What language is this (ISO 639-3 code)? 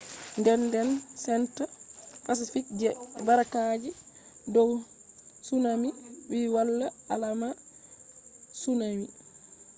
ful